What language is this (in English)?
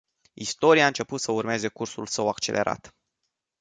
Romanian